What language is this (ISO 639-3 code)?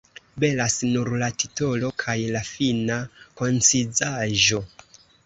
epo